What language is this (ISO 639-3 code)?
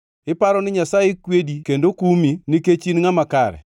luo